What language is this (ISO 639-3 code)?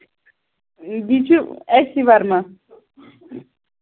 kas